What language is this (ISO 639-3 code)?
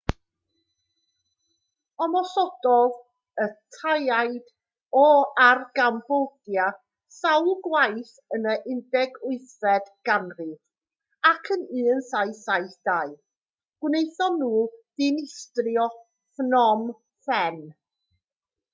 cym